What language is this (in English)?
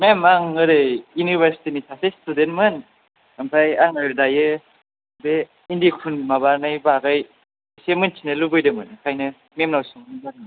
Bodo